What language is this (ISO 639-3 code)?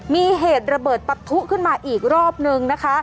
tha